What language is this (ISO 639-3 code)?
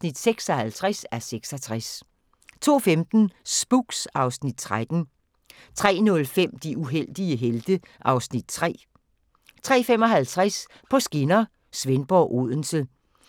dan